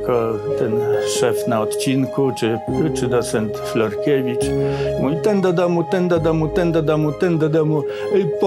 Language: Polish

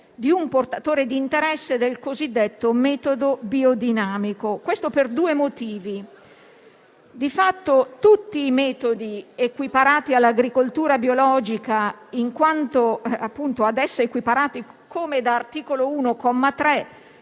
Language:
Italian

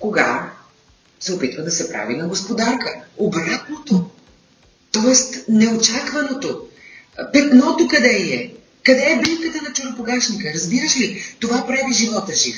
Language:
Bulgarian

